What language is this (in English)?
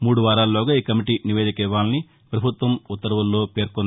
Telugu